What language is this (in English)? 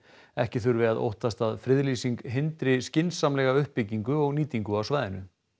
Icelandic